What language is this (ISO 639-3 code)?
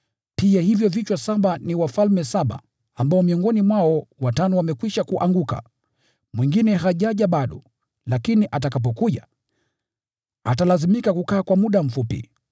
swa